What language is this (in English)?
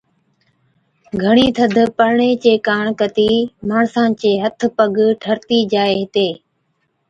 Od